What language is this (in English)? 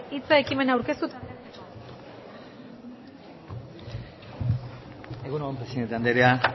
Basque